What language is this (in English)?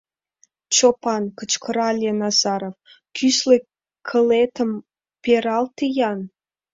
Mari